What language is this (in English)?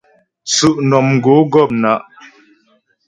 Ghomala